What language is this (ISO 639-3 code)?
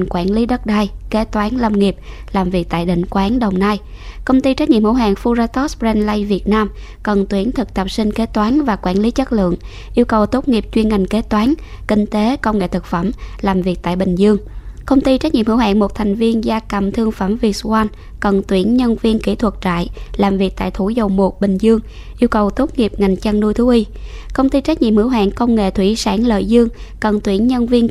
vie